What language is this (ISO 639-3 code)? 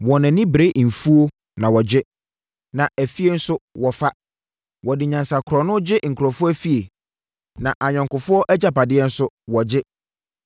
aka